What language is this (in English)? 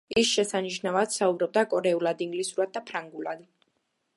Georgian